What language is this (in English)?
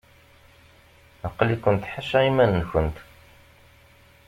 Kabyle